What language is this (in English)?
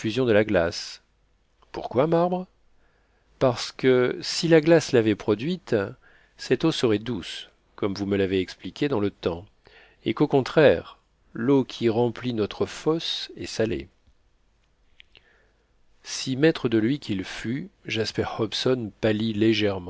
French